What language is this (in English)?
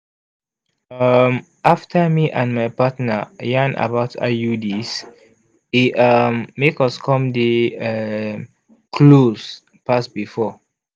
Nigerian Pidgin